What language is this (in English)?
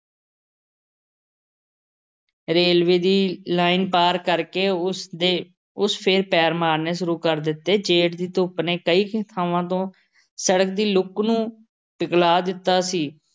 Punjabi